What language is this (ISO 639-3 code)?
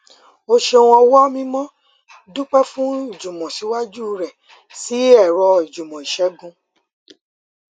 yor